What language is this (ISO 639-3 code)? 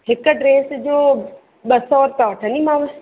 snd